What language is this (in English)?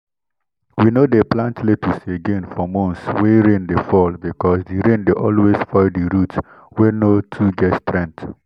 Nigerian Pidgin